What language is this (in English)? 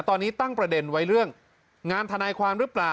Thai